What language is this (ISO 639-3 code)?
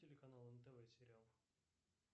rus